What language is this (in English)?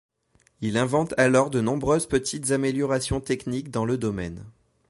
French